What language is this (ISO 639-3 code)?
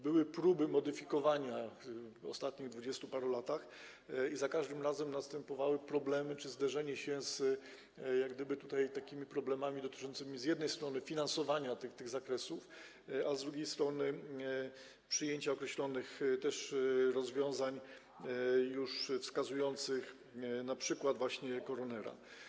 pol